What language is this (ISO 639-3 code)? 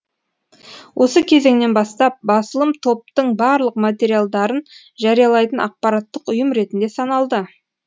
kaz